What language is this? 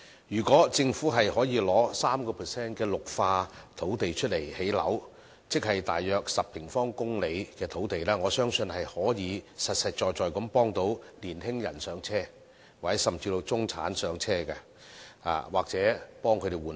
Cantonese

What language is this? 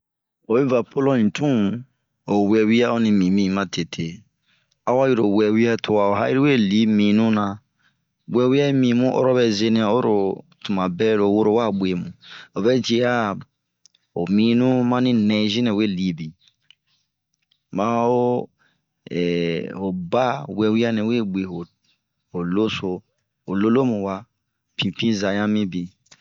Bomu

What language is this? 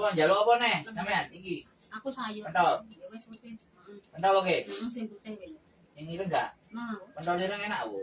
Indonesian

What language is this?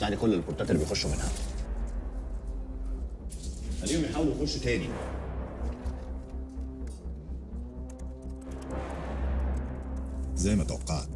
Arabic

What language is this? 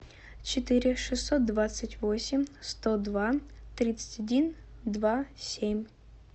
Russian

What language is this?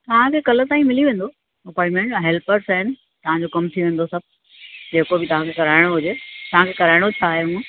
Sindhi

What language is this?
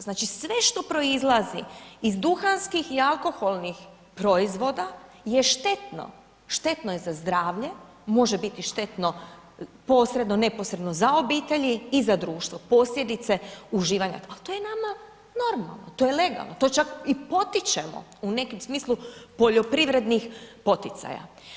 Croatian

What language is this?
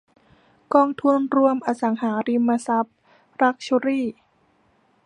Thai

